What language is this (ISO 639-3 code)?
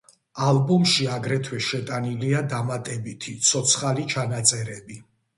kat